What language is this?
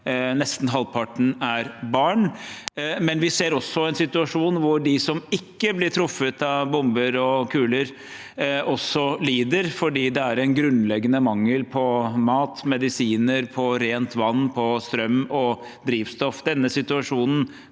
Norwegian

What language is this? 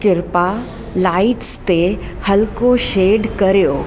Sindhi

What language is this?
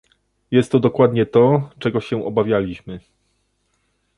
Polish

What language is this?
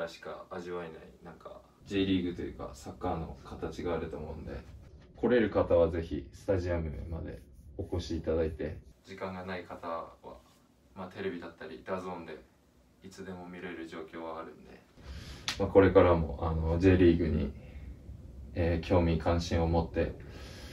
Japanese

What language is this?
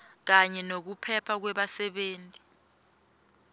Swati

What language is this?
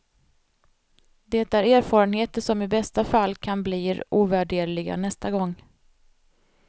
Swedish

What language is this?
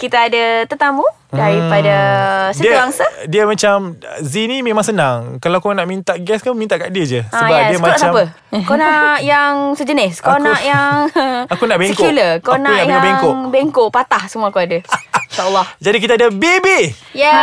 Malay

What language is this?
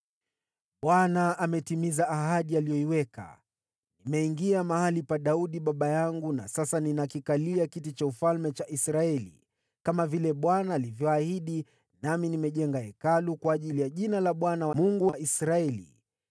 Swahili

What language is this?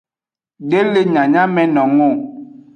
Aja (Benin)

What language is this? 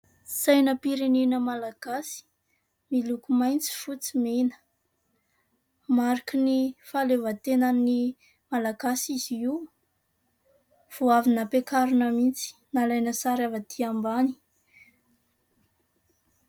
Malagasy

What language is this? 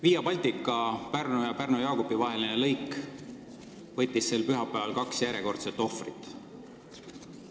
Estonian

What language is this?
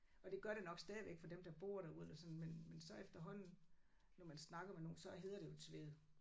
Danish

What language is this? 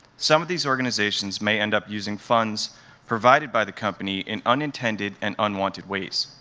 English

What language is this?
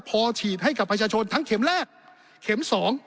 Thai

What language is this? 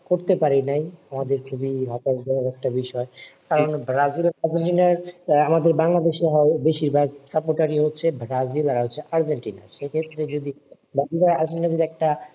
Bangla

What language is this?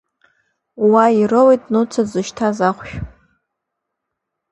Abkhazian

